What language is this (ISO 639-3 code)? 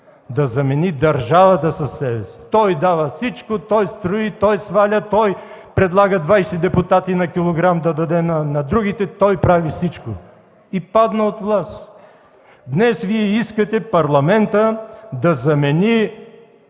bul